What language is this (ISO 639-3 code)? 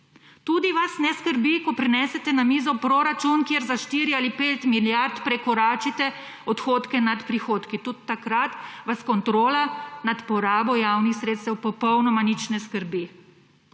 slv